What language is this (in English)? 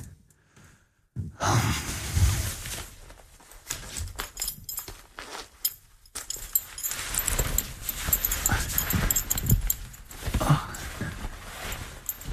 Danish